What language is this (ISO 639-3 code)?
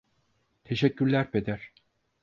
tur